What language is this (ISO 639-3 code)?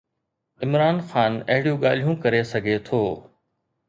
snd